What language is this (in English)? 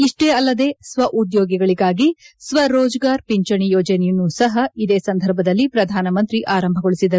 Kannada